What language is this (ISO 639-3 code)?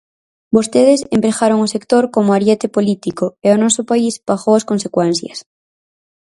glg